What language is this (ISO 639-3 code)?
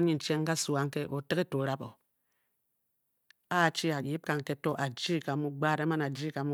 bky